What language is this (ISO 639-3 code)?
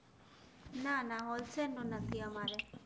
guj